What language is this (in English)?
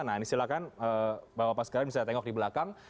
Indonesian